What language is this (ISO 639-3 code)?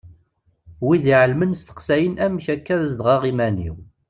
kab